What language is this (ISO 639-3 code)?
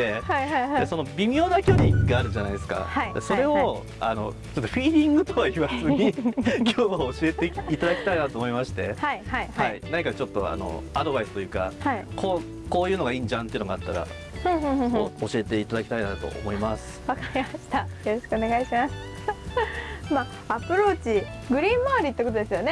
jpn